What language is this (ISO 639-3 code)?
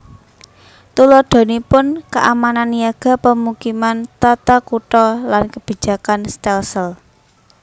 jav